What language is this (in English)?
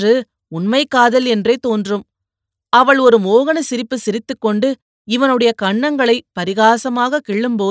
Tamil